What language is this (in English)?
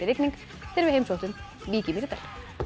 Icelandic